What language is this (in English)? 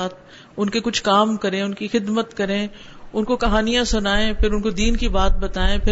Urdu